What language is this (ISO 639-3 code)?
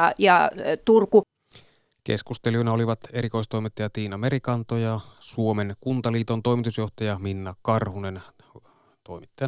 fin